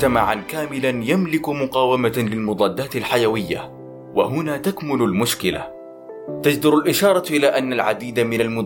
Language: Arabic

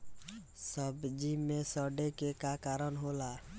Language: Bhojpuri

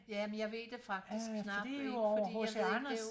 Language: Danish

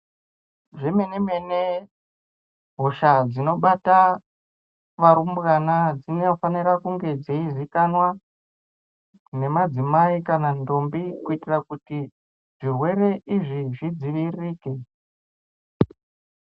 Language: Ndau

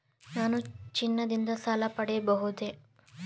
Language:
Kannada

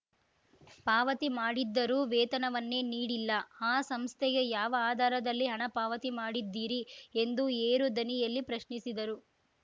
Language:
Kannada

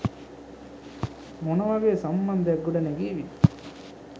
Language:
Sinhala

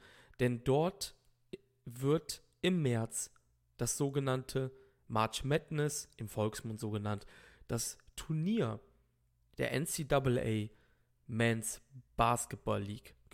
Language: German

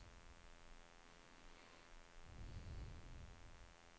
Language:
Swedish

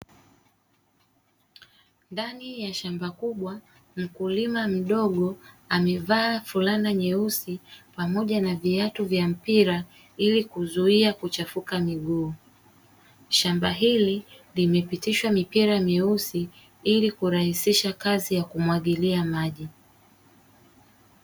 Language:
Swahili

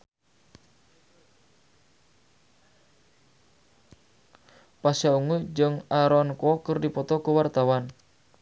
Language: Sundanese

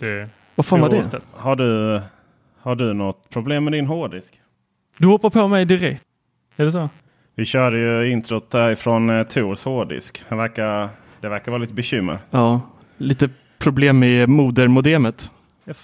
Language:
Swedish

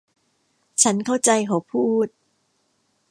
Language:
Thai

